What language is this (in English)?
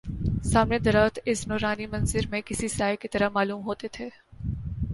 Urdu